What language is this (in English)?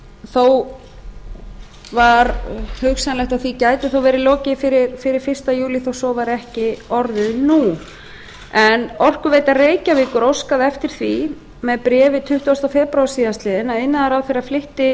Icelandic